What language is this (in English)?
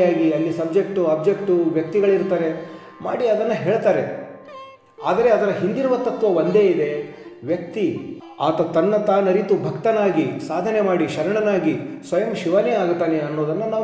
Romanian